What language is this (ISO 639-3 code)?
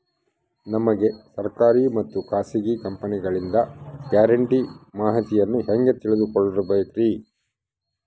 kan